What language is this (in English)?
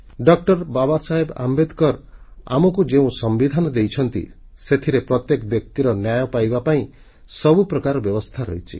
Odia